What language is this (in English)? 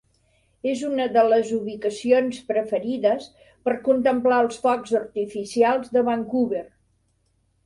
Catalan